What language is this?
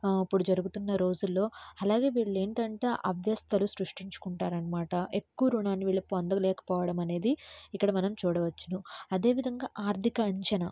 Telugu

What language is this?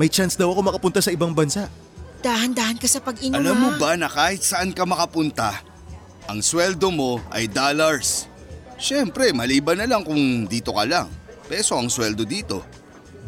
Filipino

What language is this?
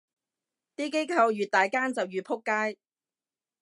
Cantonese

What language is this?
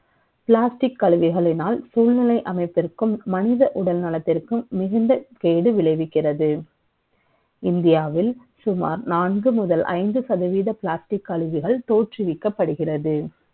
Tamil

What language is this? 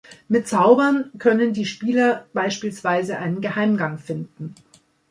German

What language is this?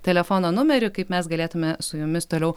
Lithuanian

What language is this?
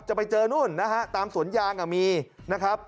Thai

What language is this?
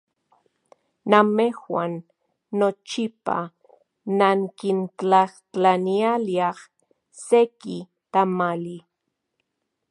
Central Puebla Nahuatl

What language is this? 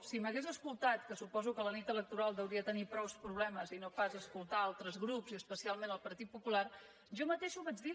Catalan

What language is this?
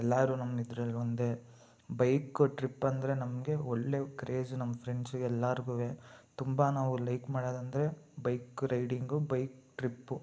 Kannada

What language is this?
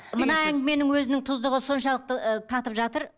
Kazakh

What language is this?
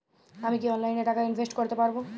Bangla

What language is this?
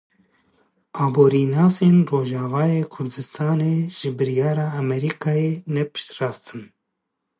Kurdish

